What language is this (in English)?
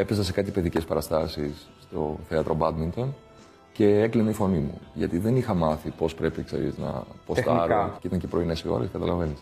Greek